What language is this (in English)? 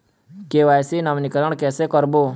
Chhattisgarhi